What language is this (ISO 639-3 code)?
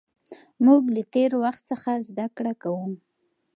pus